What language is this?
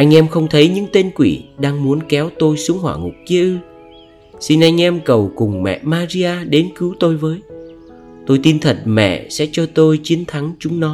Vietnamese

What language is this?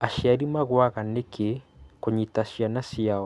Kikuyu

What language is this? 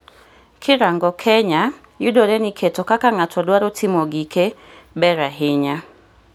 Luo (Kenya and Tanzania)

